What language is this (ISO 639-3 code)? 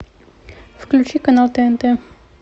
rus